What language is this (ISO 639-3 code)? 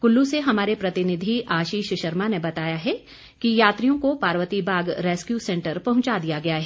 hin